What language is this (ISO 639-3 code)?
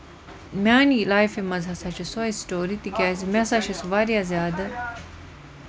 kas